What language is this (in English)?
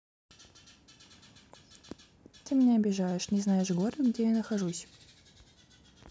Russian